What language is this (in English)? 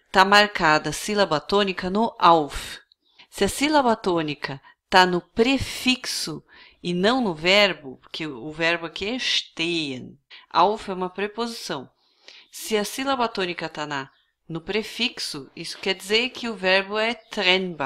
Portuguese